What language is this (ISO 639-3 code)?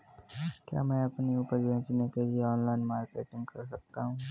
hin